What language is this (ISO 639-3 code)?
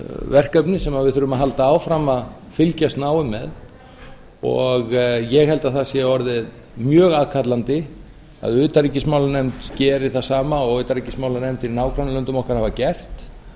isl